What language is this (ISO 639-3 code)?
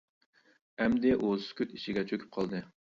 uig